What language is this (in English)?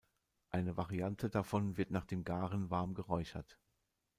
German